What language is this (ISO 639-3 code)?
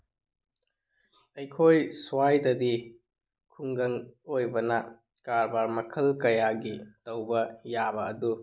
mni